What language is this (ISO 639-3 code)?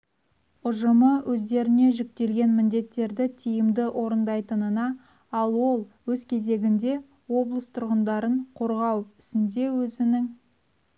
kaz